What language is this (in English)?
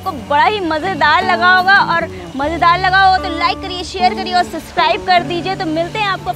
Hindi